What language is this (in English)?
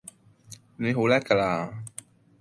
Cantonese